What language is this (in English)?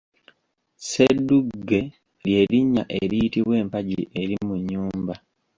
Ganda